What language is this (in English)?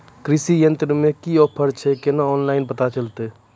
Maithili